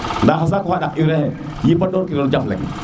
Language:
Serer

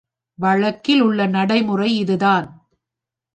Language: Tamil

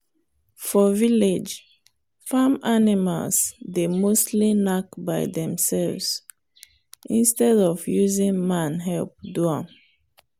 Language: Nigerian Pidgin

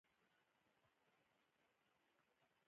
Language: Pashto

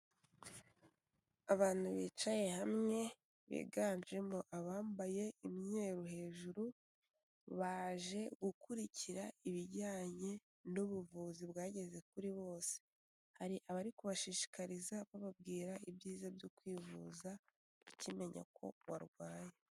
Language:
Kinyarwanda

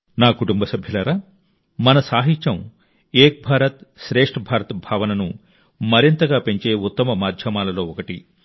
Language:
Telugu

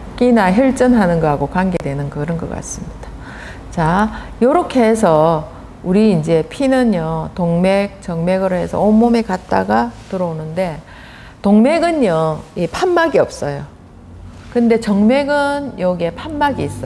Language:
Korean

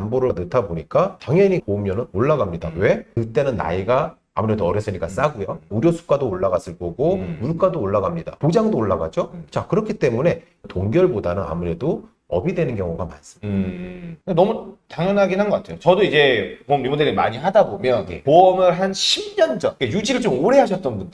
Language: Korean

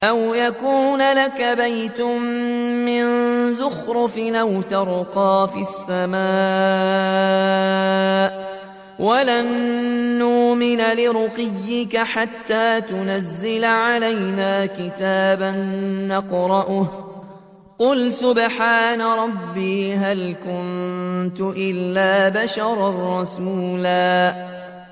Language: Arabic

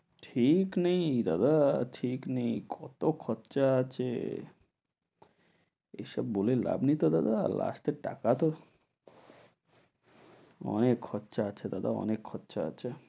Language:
Bangla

